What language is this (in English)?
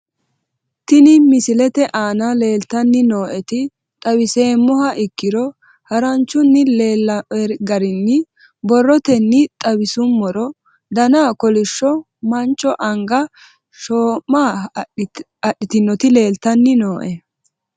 Sidamo